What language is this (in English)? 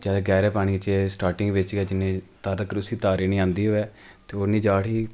Dogri